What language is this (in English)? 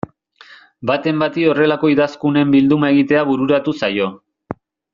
Basque